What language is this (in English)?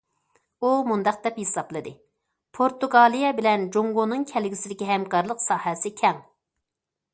Uyghur